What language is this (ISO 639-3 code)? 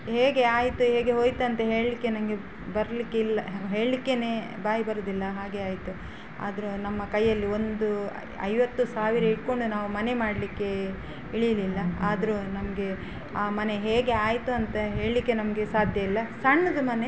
kan